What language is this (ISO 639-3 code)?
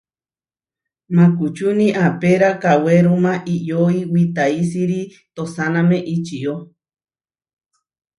var